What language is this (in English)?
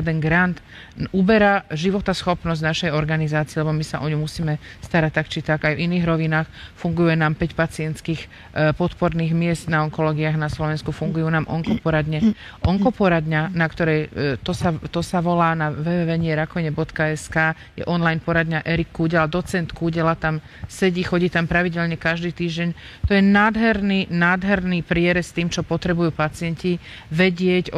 Slovak